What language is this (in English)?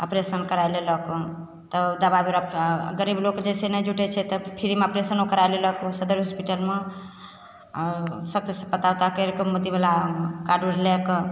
Maithili